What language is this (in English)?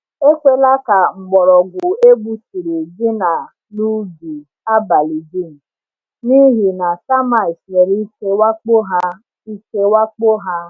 Igbo